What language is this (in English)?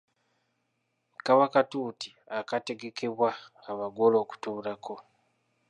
Ganda